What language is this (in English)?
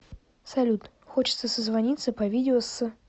Russian